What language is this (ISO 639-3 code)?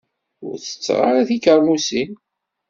kab